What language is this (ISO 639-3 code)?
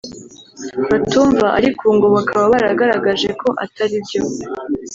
kin